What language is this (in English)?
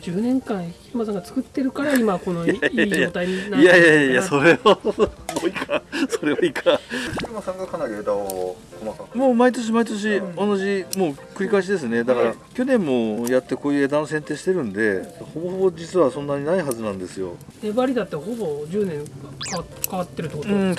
Japanese